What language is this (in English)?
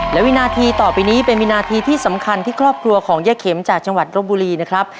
Thai